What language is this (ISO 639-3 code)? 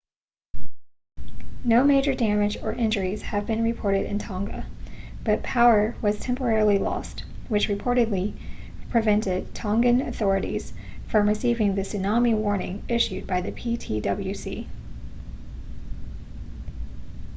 eng